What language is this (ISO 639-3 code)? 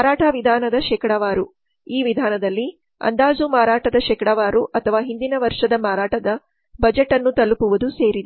kan